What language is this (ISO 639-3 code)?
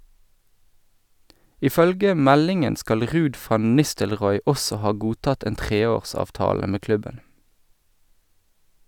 nor